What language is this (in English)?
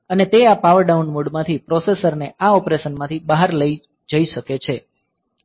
Gujarati